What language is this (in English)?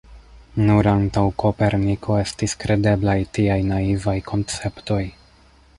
Esperanto